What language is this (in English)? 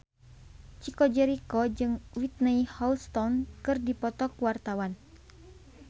Sundanese